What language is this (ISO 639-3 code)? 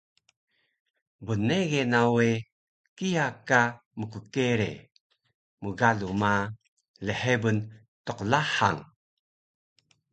trv